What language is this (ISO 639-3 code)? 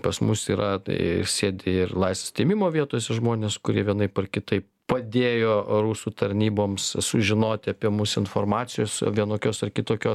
lit